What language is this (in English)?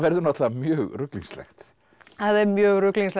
Icelandic